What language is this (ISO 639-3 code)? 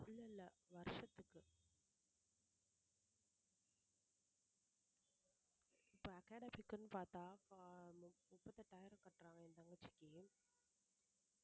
tam